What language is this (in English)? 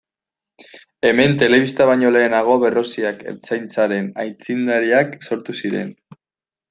Basque